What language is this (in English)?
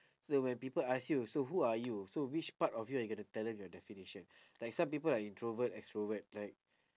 English